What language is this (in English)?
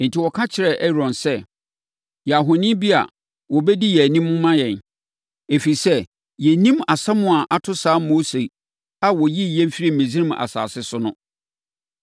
Akan